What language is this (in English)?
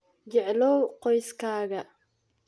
Somali